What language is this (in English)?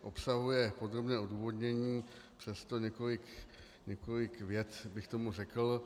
Czech